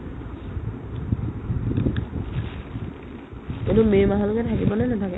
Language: Assamese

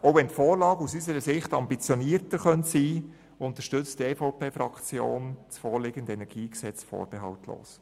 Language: Swiss German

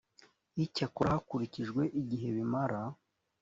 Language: Kinyarwanda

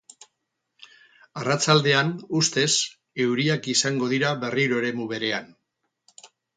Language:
Basque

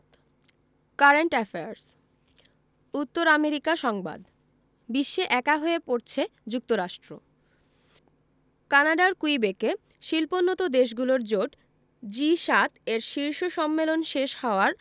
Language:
Bangla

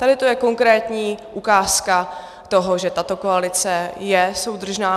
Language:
Czech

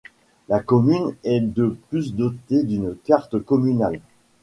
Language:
French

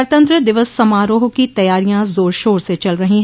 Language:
Hindi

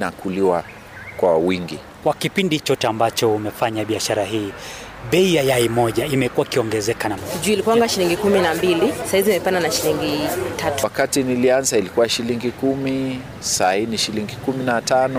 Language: Swahili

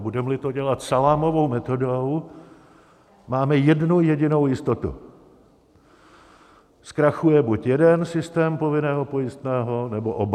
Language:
Czech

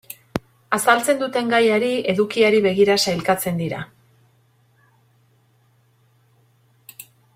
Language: Basque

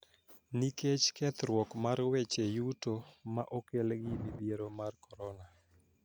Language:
Luo (Kenya and Tanzania)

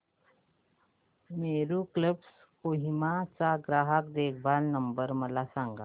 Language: Marathi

